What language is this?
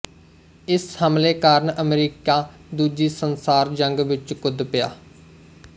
Punjabi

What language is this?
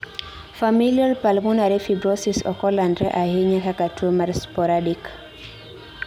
Luo (Kenya and Tanzania)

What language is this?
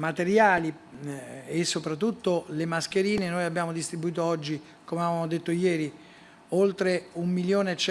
Italian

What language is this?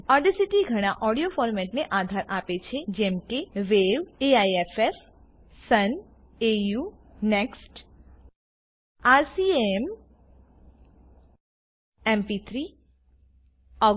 Gujarati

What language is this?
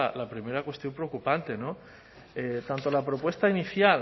Spanish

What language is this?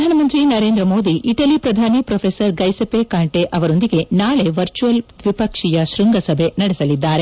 Kannada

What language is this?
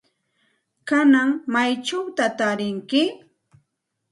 Santa Ana de Tusi Pasco Quechua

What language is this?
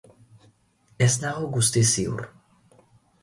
Basque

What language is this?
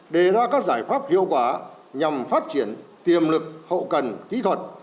Vietnamese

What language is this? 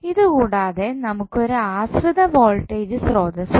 Malayalam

